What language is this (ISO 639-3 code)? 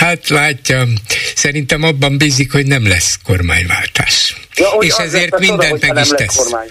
hun